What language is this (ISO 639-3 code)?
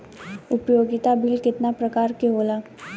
bho